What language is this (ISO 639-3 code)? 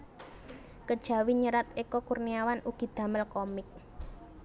jav